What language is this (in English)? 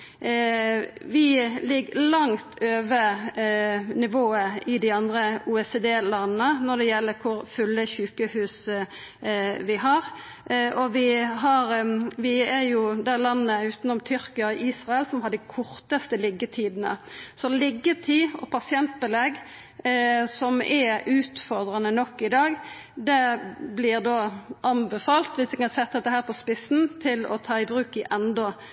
Norwegian Nynorsk